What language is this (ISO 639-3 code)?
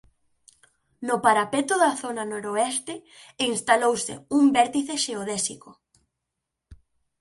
glg